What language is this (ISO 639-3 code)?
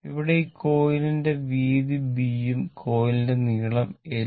mal